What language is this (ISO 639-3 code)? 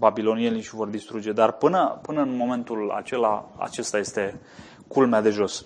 ron